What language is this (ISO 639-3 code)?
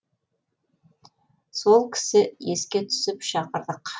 kaz